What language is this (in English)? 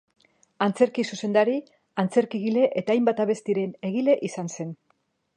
Basque